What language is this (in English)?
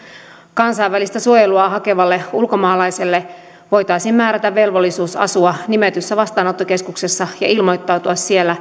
Finnish